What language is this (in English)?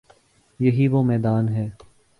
Urdu